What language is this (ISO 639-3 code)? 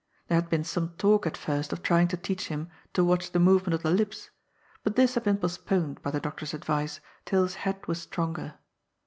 eng